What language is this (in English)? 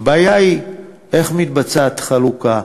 Hebrew